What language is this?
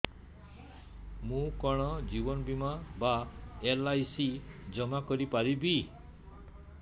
Odia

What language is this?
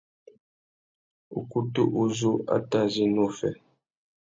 Tuki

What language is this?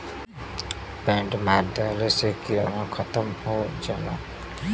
Bhojpuri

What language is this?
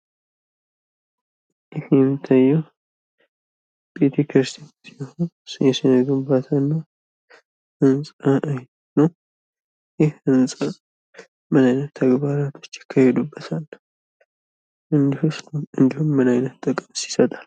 Amharic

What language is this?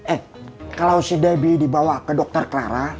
Indonesian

